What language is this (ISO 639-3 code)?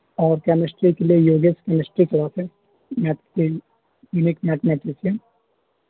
urd